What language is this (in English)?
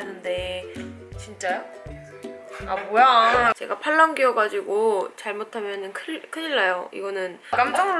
Korean